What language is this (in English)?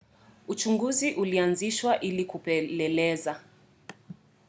Swahili